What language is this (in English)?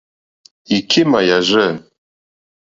Mokpwe